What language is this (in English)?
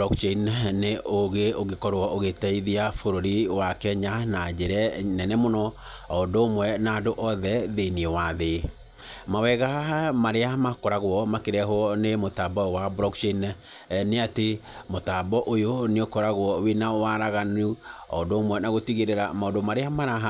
Kikuyu